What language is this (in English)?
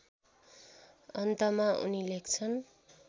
Nepali